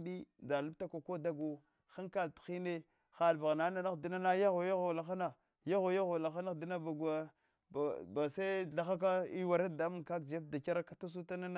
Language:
Hwana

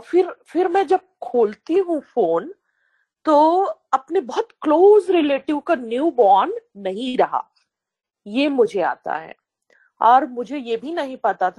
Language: Hindi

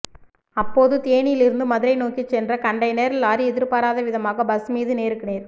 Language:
Tamil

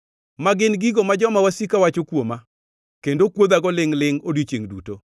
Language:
Luo (Kenya and Tanzania)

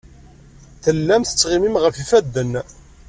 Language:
Kabyle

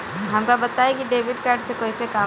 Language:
Bhojpuri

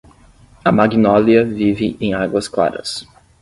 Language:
Portuguese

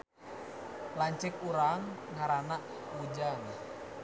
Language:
Sundanese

